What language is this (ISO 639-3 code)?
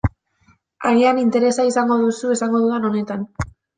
eus